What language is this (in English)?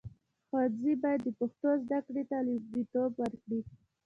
Pashto